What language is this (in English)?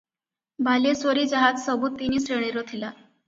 Odia